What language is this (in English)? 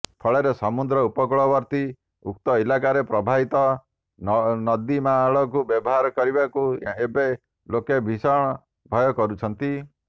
Odia